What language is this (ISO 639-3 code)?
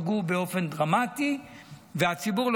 heb